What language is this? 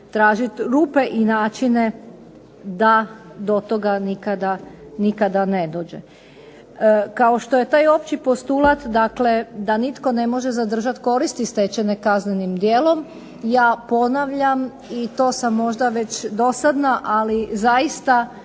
Croatian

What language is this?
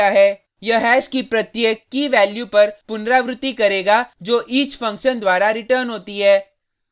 Hindi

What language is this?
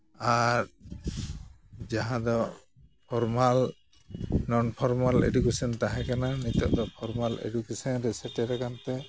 Santali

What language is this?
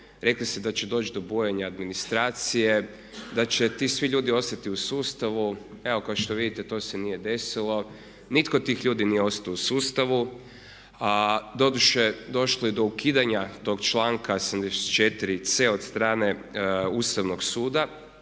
Croatian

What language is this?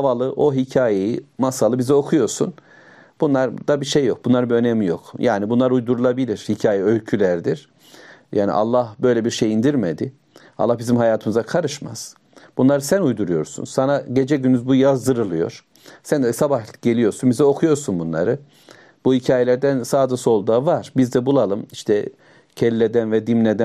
Turkish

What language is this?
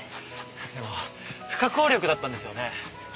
Japanese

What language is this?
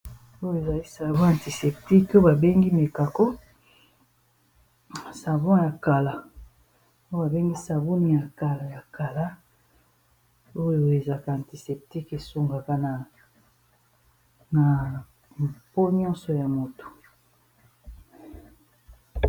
Lingala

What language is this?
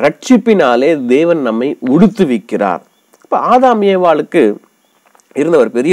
English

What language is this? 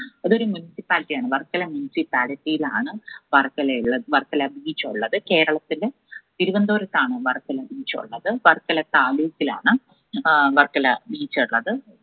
Malayalam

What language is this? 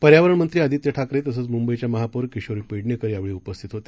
Marathi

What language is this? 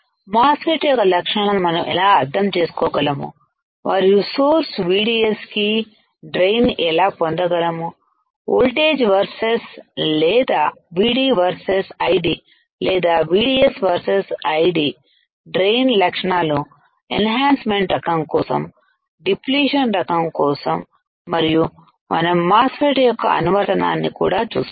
Telugu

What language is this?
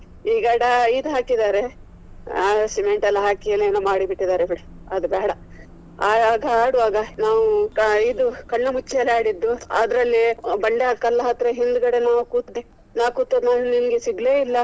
Kannada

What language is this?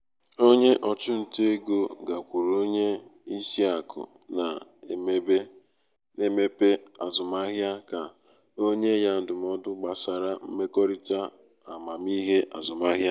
Igbo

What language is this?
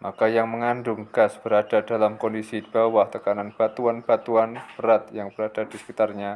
Indonesian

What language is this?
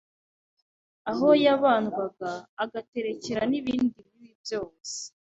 Kinyarwanda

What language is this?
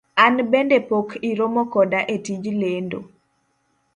Luo (Kenya and Tanzania)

